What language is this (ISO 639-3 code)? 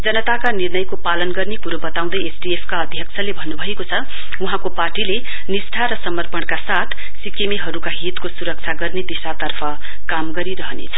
nep